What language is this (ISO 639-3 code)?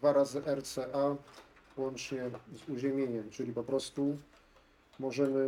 pol